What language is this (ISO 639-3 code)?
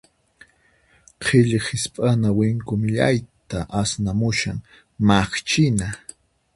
qxp